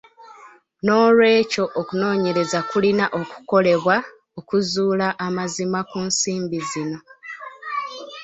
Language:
Ganda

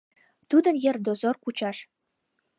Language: Mari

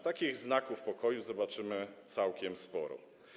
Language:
Polish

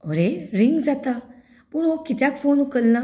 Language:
Konkani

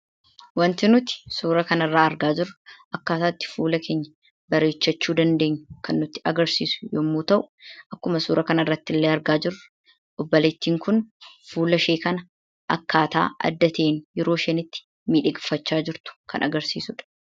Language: Oromo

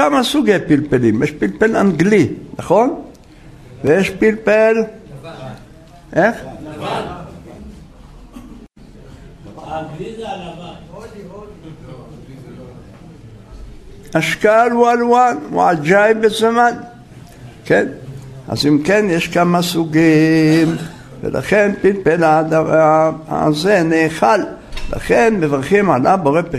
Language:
Hebrew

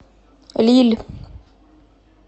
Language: Russian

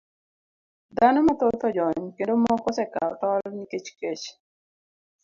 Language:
Luo (Kenya and Tanzania)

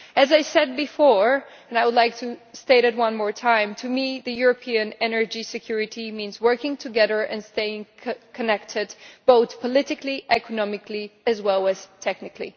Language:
English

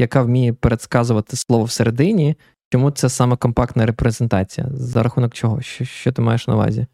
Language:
Ukrainian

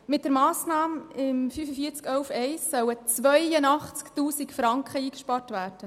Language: Swiss German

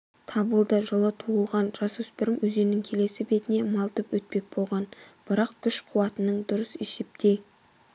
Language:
Kazakh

